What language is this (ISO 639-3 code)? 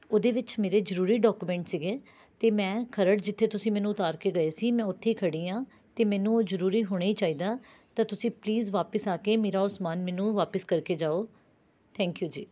pan